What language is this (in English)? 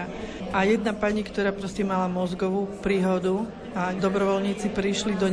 Slovak